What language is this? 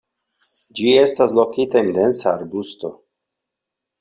Esperanto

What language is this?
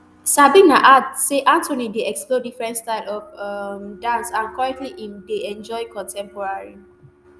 Nigerian Pidgin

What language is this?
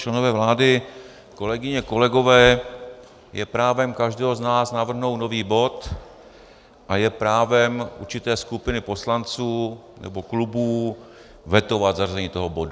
Czech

